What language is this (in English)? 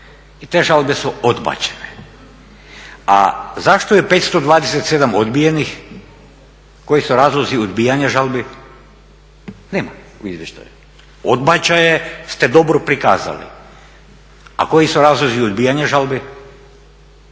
Croatian